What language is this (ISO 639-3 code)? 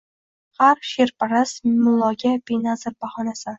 uzb